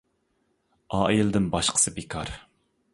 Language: Uyghur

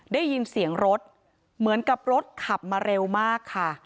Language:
Thai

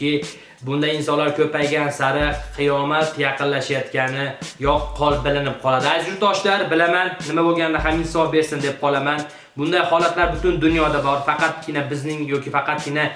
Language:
Uzbek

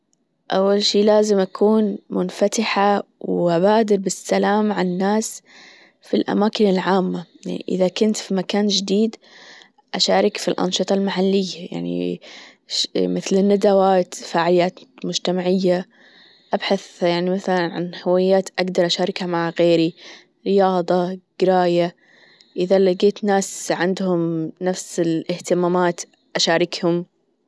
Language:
Gulf Arabic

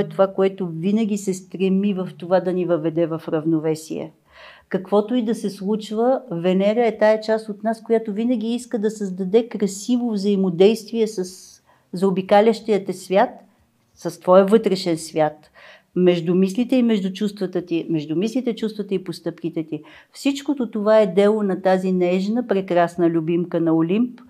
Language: Bulgarian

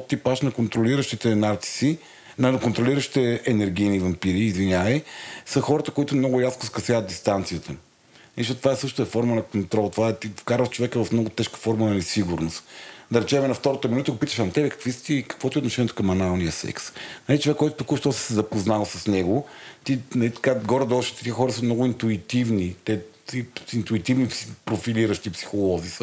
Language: Bulgarian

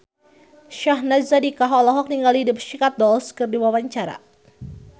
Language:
Sundanese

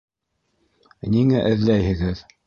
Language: Bashkir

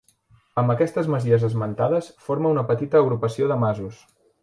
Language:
Catalan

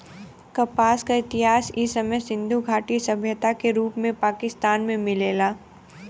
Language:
Bhojpuri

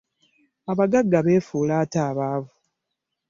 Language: Ganda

